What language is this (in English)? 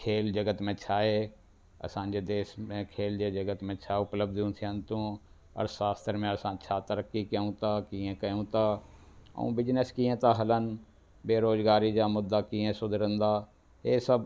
Sindhi